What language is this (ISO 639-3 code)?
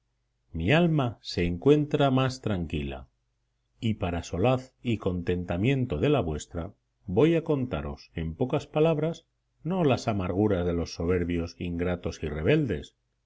spa